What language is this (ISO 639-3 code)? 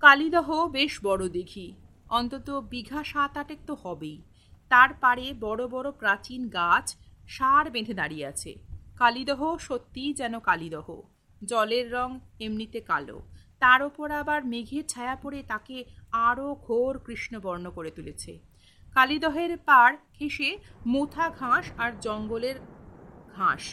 ben